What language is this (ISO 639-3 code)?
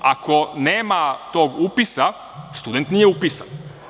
srp